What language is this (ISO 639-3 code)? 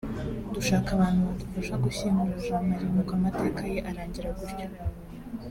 kin